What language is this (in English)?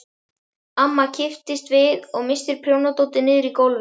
Icelandic